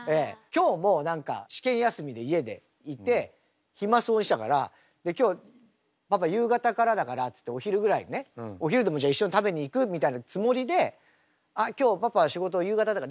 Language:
Japanese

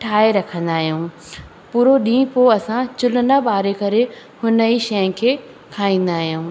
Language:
Sindhi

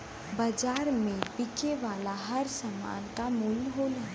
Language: Bhojpuri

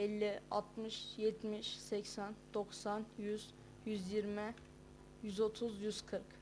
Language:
Turkish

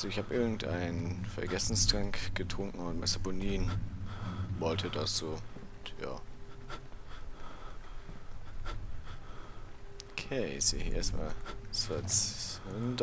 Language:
German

